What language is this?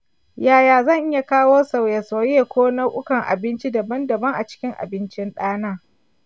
Hausa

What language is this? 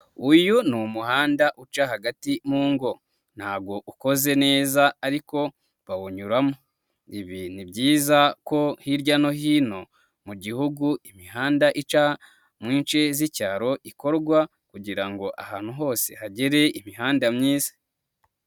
Kinyarwanda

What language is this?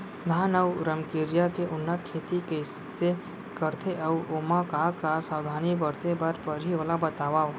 Chhattisgarhi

